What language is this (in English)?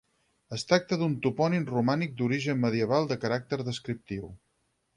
Catalan